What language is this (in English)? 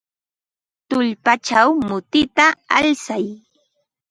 Ambo-Pasco Quechua